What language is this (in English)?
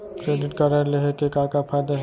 Chhattisgarhi